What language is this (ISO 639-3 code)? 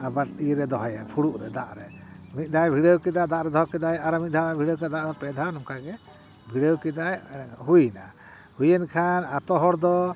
sat